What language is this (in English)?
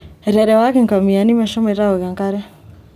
Masai